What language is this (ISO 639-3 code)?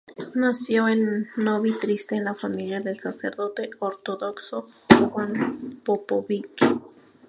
spa